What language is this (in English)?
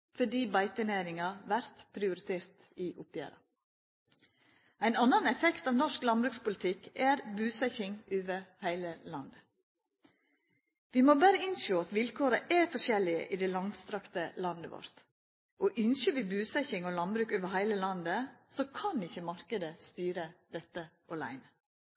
Norwegian Nynorsk